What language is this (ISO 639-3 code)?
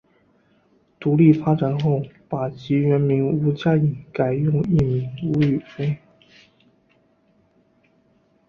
zho